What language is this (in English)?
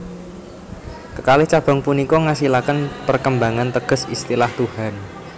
Javanese